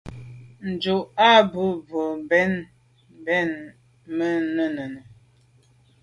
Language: Medumba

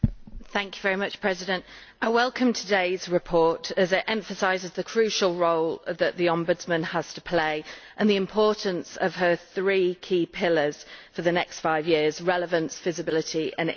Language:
English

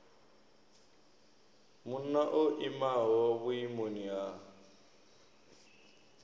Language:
Venda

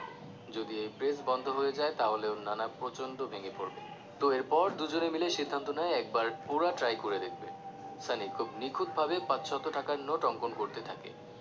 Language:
Bangla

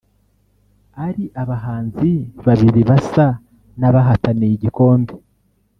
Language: Kinyarwanda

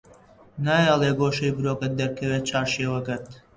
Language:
Central Kurdish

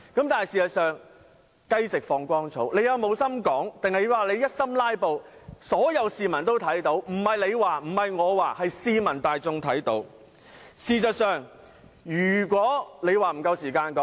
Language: Cantonese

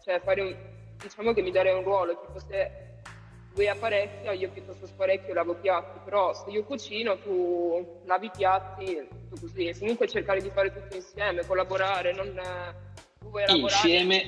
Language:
Italian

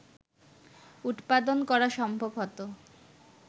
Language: Bangla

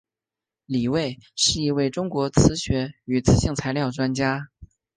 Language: Chinese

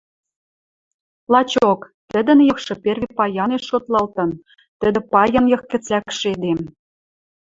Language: Western Mari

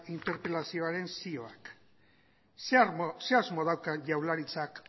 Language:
Basque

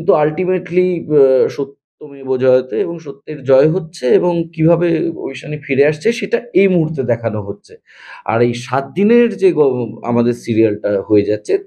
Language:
Bangla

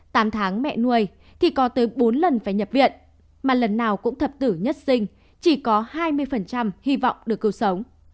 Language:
Vietnamese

